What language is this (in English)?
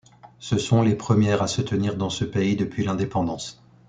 French